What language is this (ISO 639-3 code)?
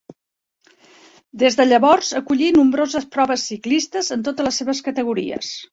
cat